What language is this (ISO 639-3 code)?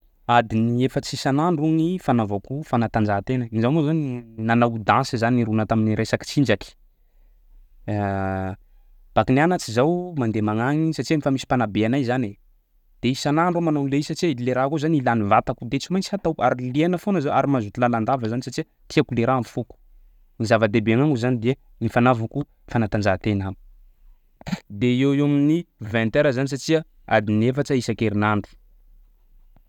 skg